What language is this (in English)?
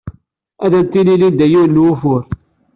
Kabyle